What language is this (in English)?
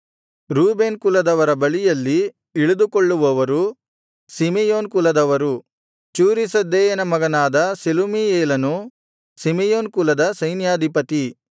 Kannada